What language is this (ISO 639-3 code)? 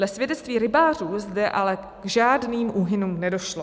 ces